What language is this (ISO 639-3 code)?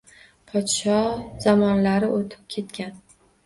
uzb